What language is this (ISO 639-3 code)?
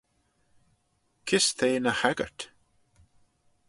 glv